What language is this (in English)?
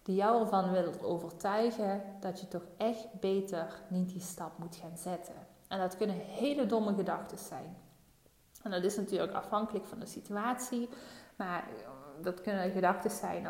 Dutch